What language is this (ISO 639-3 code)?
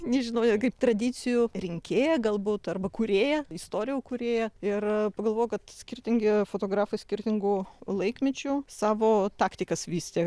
lit